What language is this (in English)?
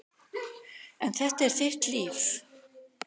Icelandic